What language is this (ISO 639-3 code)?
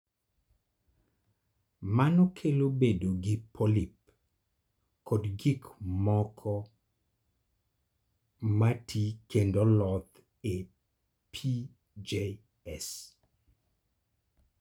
luo